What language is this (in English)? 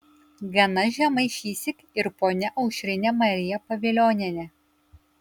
Lithuanian